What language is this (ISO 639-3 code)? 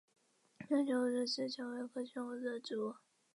zho